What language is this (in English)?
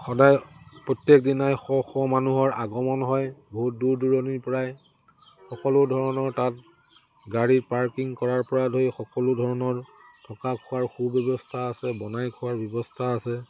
Assamese